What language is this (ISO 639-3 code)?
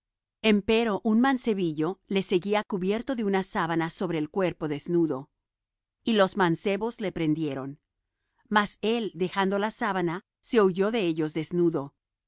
spa